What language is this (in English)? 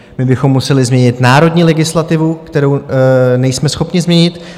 Czech